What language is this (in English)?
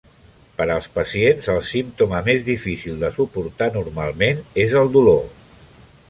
Catalan